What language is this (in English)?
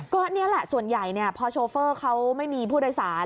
Thai